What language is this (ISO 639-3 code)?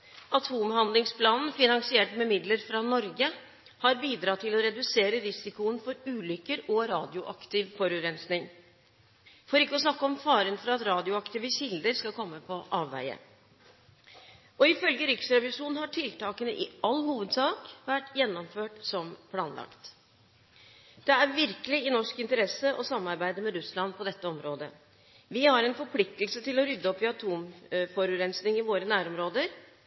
nob